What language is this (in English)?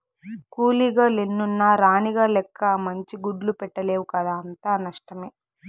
Telugu